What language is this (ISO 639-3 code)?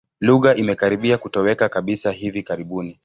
swa